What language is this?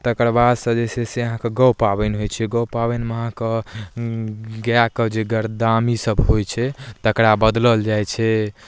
Maithili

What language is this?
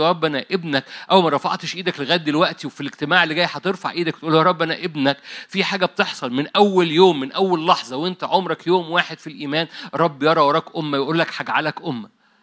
Arabic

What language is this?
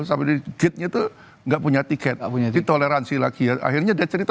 Indonesian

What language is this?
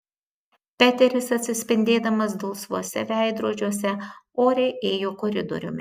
Lithuanian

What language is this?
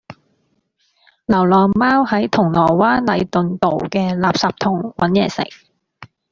Cantonese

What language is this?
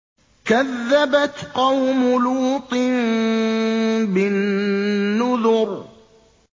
Arabic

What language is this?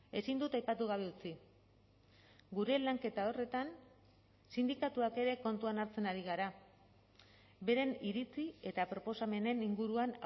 Basque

